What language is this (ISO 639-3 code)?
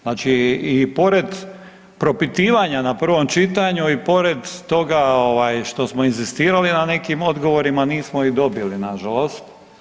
hrv